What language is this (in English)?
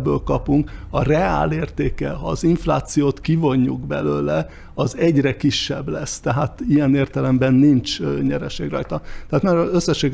Hungarian